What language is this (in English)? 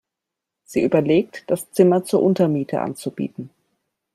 German